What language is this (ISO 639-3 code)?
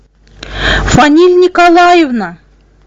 rus